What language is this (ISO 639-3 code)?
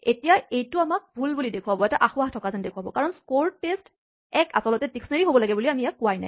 asm